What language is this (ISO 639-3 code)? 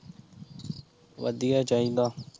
pan